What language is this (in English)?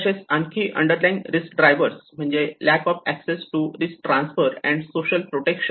Marathi